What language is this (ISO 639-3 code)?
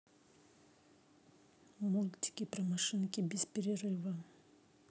rus